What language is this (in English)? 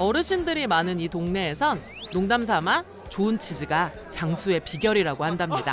Korean